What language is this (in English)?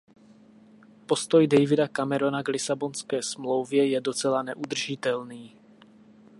Czech